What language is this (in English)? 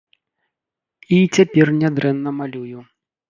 Belarusian